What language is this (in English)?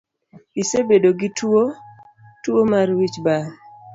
Luo (Kenya and Tanzania)